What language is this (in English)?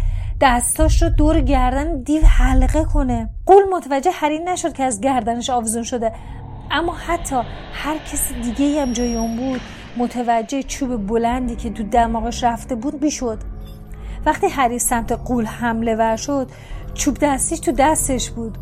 Persian